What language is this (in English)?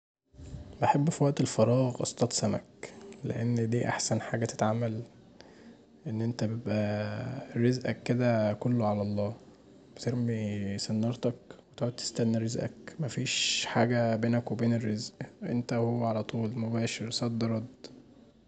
Egyptian Arabic